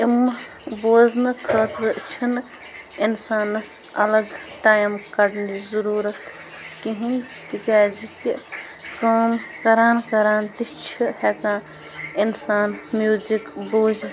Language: Kashmiri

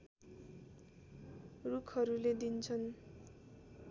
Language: Nepali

